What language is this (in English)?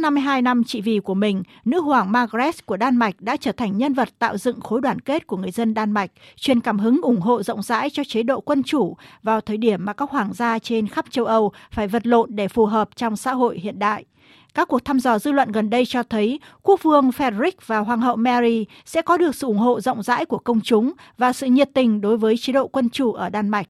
Vietnamese